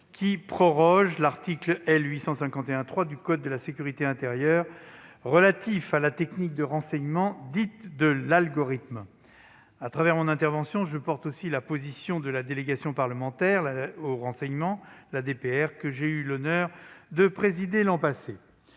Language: French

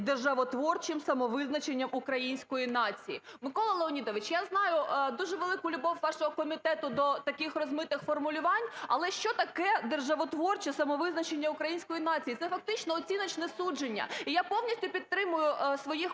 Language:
Ukrainian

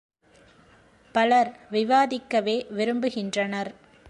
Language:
Tamil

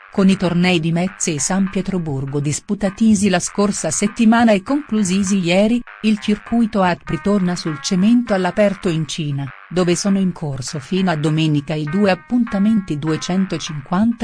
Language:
Italian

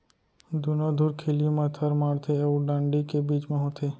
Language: Chhattisgarhi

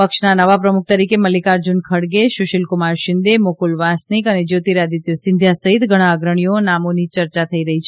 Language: Gujarati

